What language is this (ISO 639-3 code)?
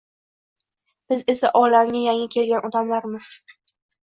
uzb